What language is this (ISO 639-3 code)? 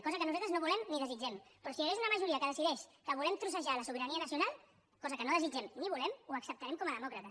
cat